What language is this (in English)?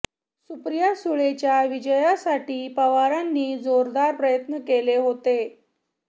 Marathi